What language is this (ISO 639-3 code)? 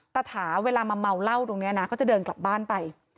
tha